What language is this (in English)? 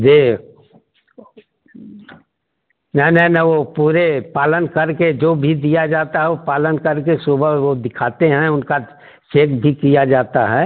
Hindi